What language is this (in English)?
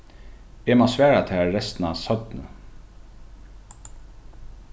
Faroese